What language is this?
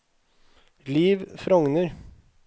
Norwegian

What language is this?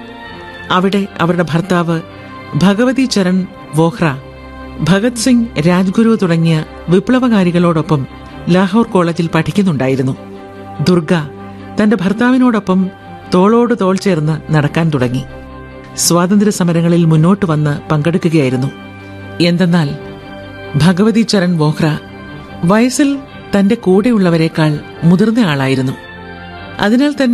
Malayalam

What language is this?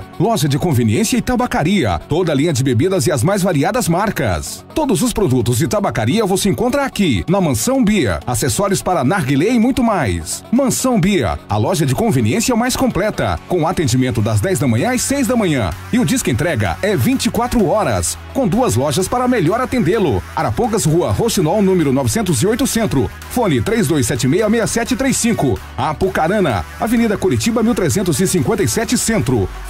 Portuguese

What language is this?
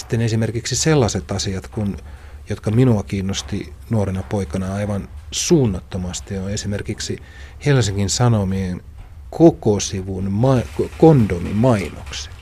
Finnish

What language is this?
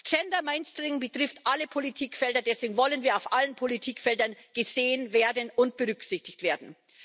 German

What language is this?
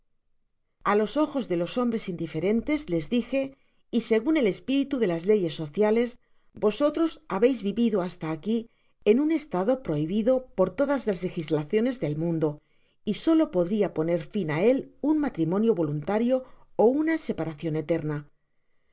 Spanish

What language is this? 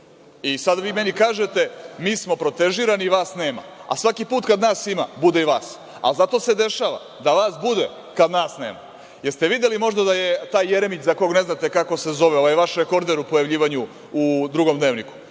Serbian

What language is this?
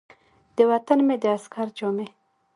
Pashto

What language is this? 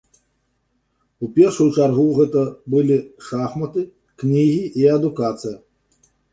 Belarusian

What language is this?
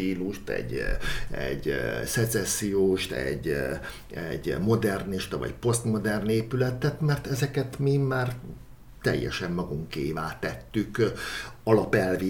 Hungarian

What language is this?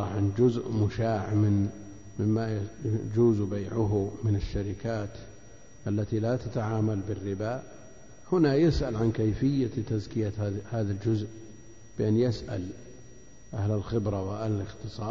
Arabic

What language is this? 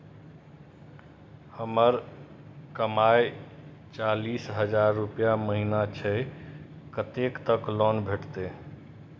Maithili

